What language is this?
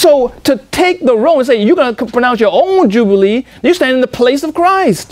English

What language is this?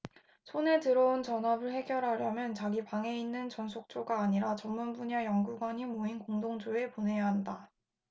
Korean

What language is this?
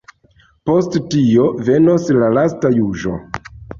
Esperanto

